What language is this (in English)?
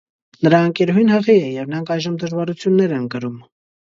Armenian